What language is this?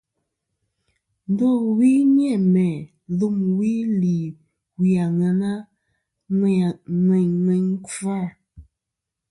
Kom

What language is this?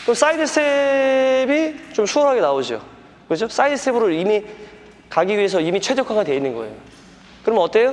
Korean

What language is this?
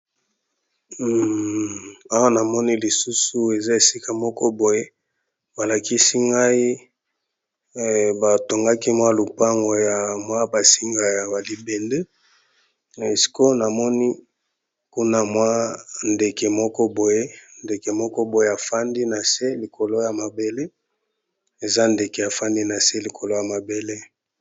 Lingala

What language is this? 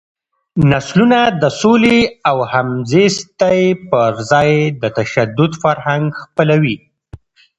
Pashto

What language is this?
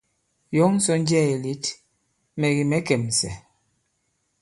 Bankon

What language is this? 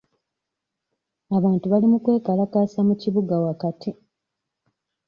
Ganda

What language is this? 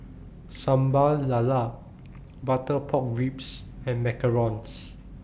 English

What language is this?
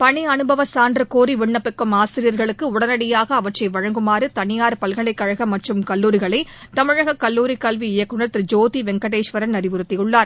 Tamil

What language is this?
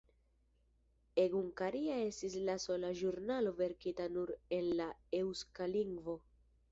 Esperanto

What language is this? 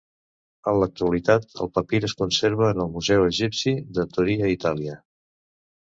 Catalan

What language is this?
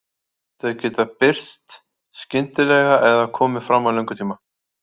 Icelandic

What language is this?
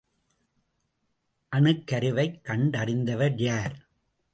Tamil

